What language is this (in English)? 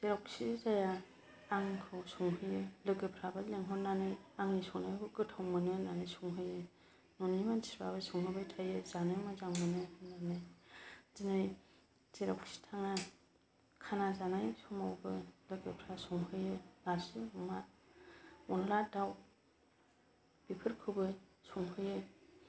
Bodo